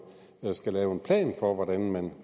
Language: Danish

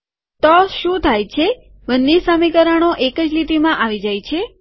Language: Gujarati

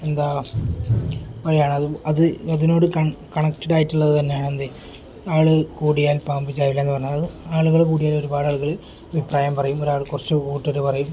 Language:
Malayalam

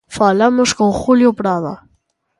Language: Galician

